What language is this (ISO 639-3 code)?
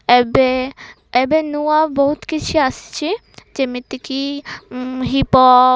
ori